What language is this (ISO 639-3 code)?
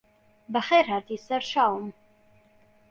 ckb